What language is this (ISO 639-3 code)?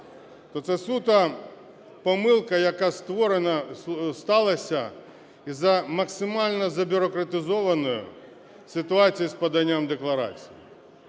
ukr